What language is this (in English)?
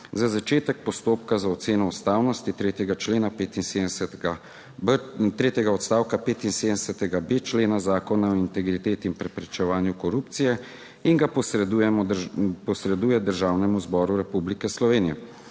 Slovenian